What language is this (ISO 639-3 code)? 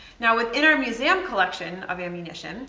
eng